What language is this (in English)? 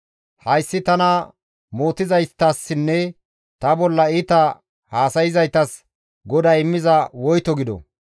Gamo